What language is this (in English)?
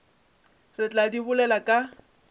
Northern Sotho